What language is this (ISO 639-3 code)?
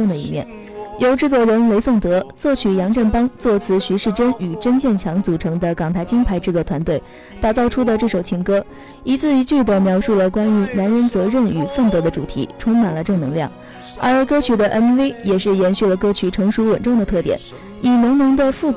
zho